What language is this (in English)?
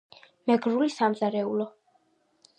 Georgian